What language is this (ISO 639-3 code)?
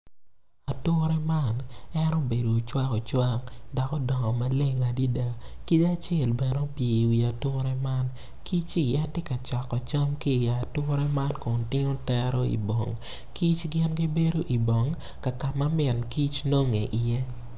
ach